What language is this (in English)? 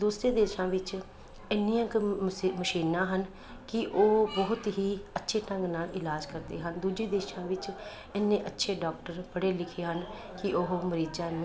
Punjabi